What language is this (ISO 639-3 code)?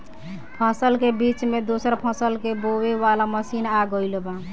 bho